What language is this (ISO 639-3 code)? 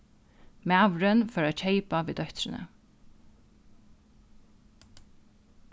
fao